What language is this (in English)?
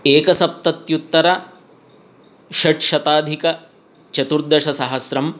Sanskrit